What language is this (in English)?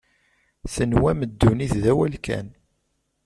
Kabyle